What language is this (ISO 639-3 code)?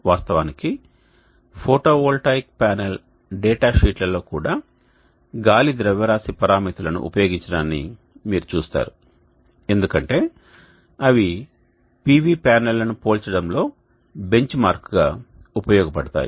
tel